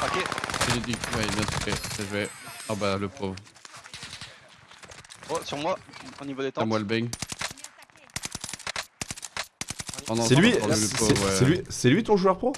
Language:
French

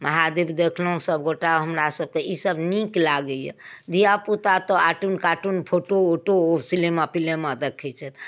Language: Maithili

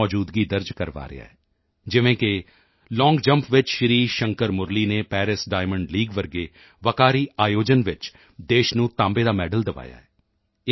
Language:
Punjabi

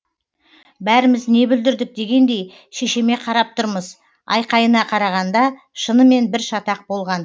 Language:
Kazakh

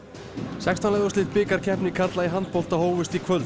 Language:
Icelandic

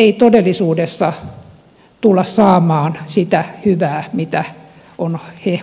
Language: Finnish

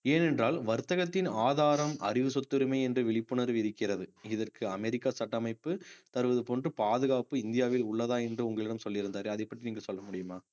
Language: Tamil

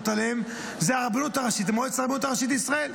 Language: Hebrew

